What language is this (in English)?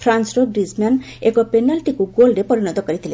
Odia